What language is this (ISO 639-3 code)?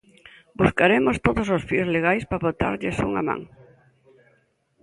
glg